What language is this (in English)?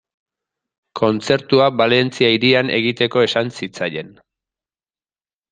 Basque